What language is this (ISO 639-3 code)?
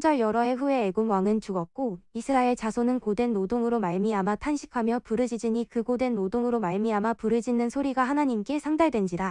kor